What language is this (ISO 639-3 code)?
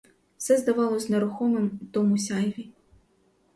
ukr